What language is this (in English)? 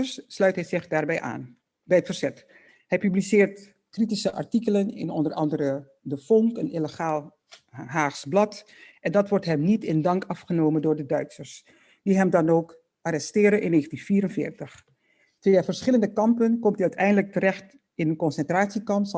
Dutch